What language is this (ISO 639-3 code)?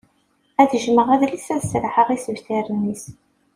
kab